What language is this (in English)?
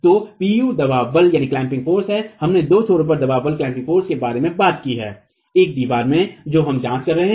Hindi